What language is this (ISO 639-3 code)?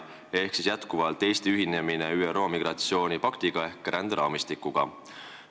est